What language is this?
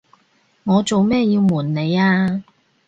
Cantonese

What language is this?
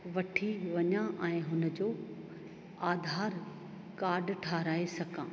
Sindhi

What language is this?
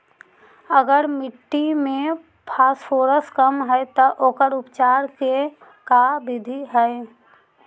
Magahi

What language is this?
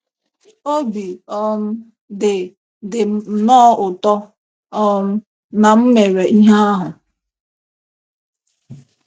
Igbo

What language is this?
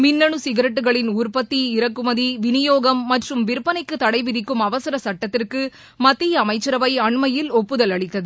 Tamil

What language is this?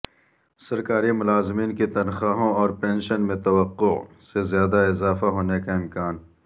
Urdu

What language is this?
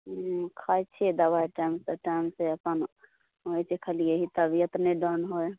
Maithili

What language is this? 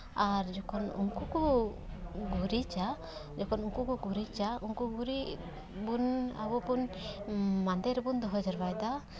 Santali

